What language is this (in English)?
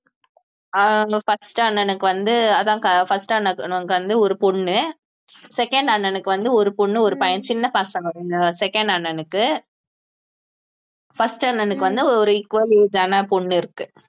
Tamil